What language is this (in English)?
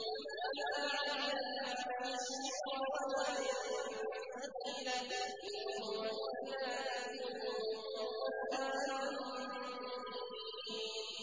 Arabic